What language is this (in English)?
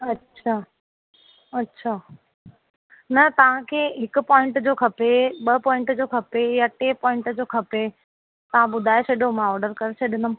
Sindhi